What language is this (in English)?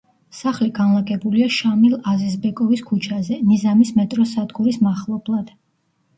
Georgian